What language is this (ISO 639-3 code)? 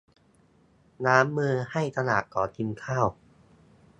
tha